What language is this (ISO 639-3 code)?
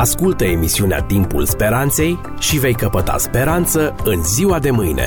ron